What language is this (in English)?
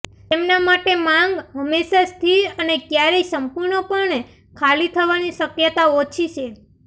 Gujarati